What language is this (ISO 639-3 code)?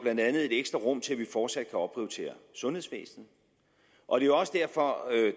dan